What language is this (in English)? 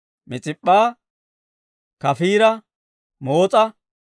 Dawro